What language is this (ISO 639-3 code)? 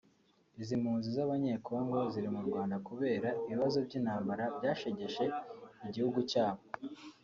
kin